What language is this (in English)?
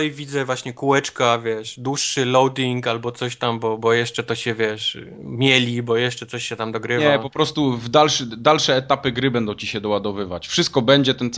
Polish